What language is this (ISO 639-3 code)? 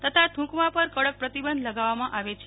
guj